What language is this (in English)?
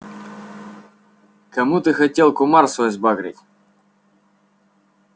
Russian